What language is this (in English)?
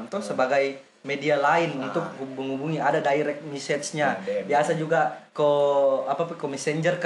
Indonesian